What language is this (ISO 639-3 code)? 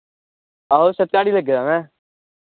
doi